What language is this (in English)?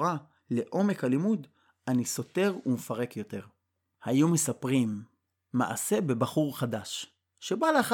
Hebrew